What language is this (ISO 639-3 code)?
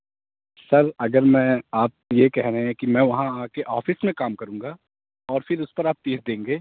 urd